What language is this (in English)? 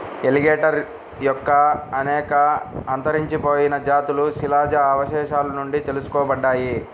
Telugu